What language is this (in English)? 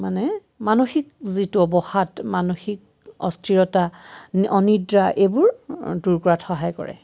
Assamese